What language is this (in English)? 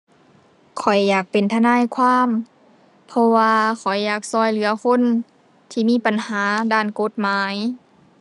Thai